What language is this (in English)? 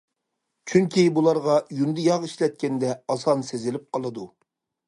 Uyghur